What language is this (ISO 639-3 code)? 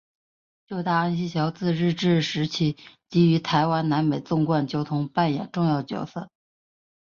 zho